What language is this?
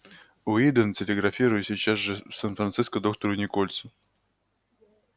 Russian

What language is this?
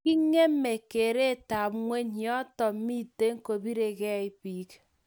Kalenjin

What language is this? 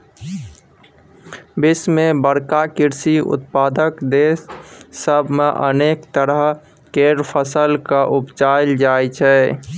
Maithili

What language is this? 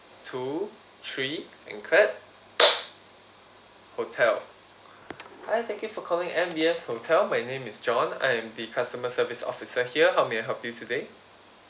English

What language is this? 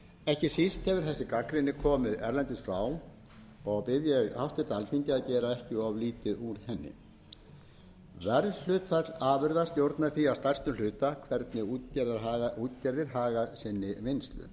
Icelandic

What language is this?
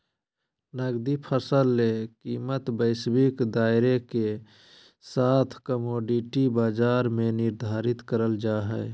Magahi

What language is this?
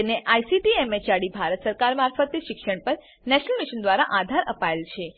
Gujarati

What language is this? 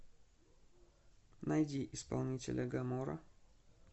Russian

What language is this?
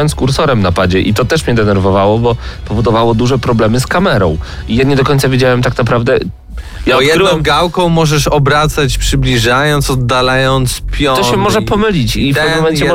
Polish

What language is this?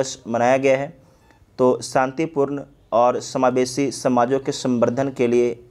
Hindi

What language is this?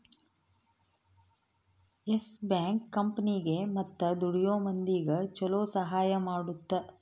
Kannada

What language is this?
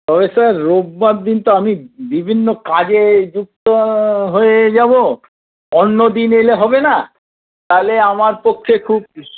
Bangla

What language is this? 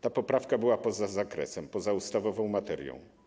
Polish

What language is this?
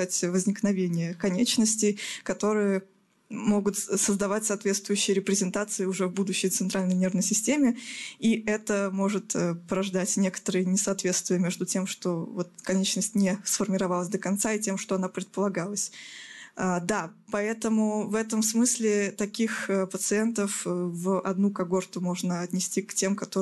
Russian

